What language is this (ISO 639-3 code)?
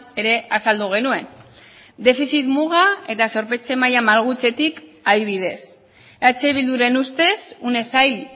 eus